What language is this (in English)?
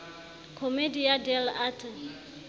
Southern Sotho